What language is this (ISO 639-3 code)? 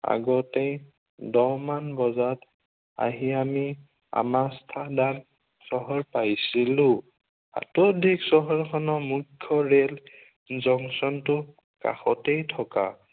asm